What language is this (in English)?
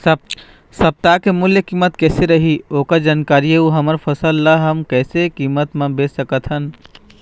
Chhattisgarhi